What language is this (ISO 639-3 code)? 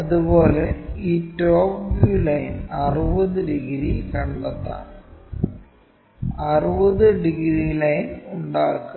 mal